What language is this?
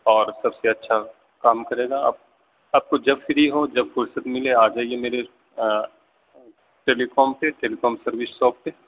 Urdu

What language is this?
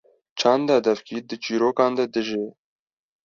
Kurdish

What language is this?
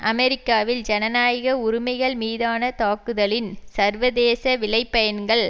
Tamil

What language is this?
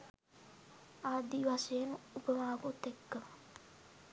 Sinhala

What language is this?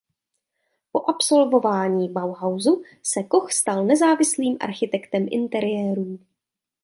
Czech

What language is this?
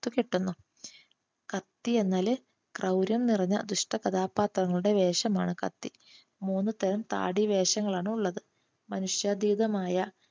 Malayalam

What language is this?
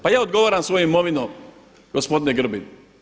Croatian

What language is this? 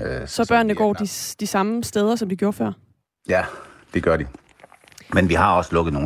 Danish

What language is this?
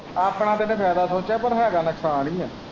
Punjabi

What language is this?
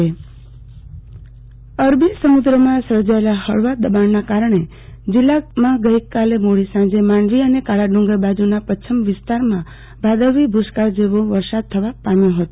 Gujarati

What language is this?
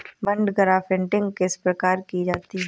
Hindi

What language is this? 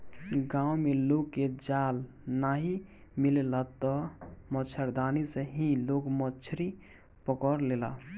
Bhojpuri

